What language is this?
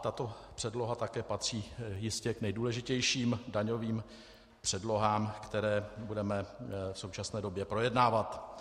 Czech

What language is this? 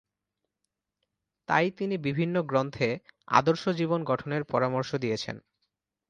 Bangla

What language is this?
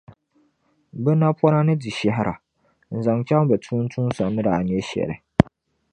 Dagbani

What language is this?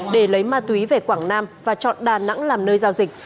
Vietnamese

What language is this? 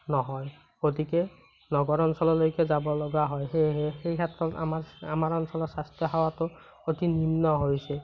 Assamese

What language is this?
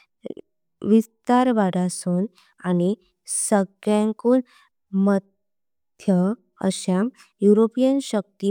Konkani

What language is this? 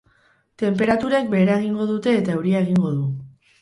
Basque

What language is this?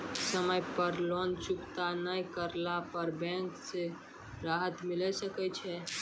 Maithili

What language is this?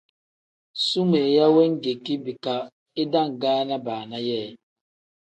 Tem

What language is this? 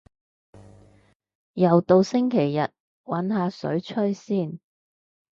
Cantonese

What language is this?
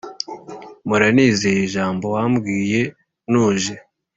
Kinyarwanda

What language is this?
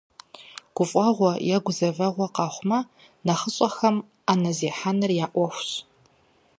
Kabardian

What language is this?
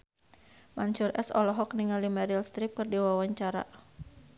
Sundanese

